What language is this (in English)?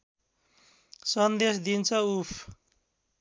Nepali